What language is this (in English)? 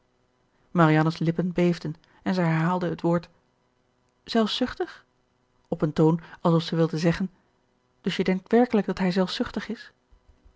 Dutch